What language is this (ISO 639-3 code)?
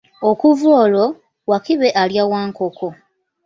lug